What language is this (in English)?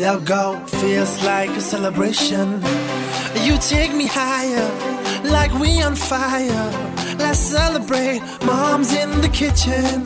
Persian